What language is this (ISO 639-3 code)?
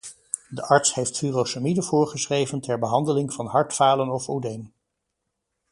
nld